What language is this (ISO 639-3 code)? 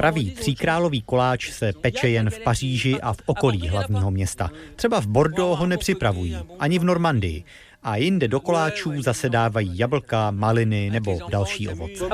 ces